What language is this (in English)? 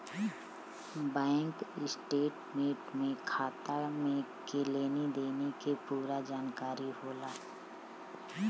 Bhojpuri